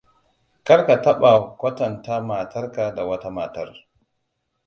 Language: Hausa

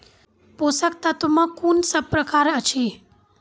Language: Maithili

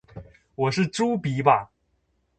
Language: Chinese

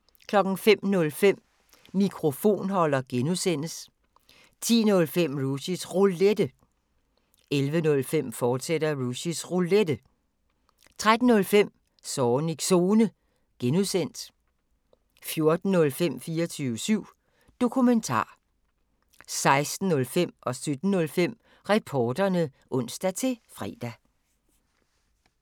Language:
Danish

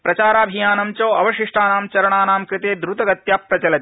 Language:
Sanskrit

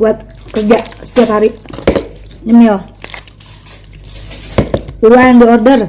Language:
Indonesian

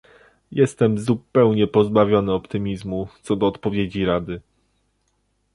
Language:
Polish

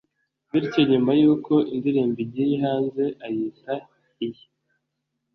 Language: Kinyarwanda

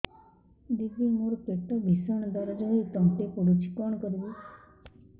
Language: Odia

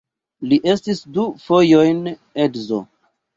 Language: Esperanto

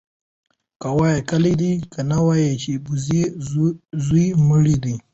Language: Pashto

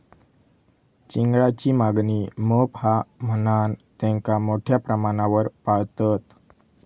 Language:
Marathi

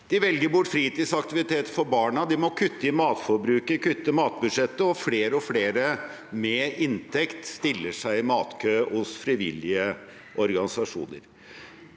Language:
Norwegian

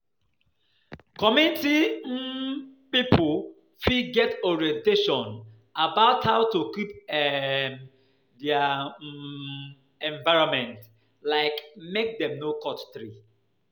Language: Nigerian Pidgin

